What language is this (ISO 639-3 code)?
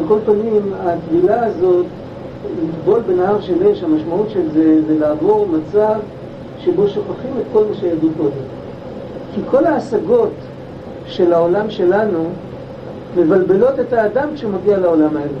heb